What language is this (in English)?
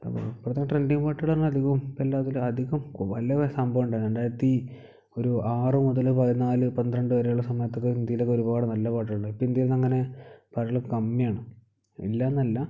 Malayalam